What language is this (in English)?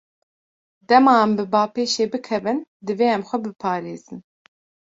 Kurdish